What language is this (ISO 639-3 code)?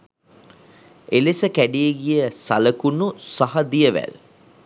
sin